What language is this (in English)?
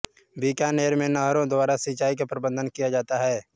Hindi